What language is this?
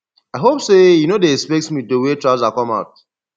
Nigerian Pidgin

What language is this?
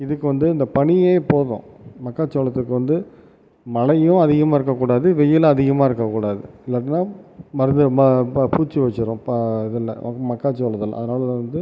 Tamil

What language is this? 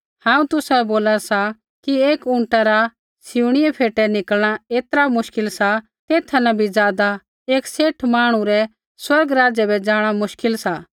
Kullu Pahari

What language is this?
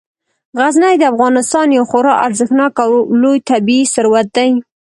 Pashto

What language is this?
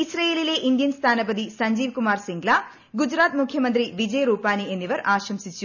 Malayalam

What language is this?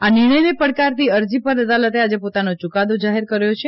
Gujarati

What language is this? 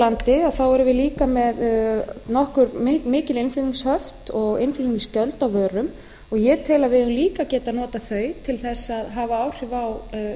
Icelandic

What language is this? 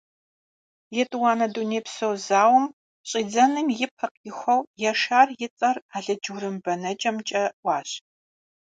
Kabardian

